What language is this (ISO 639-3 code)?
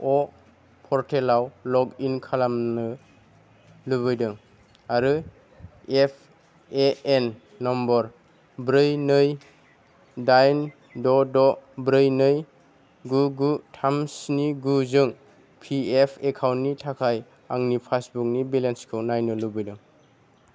brx